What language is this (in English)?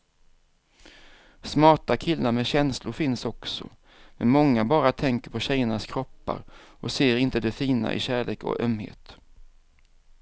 Swedish